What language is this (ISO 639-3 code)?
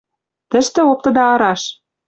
mrj